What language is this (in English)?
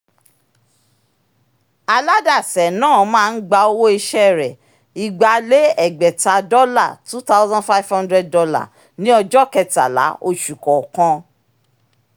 Yoruba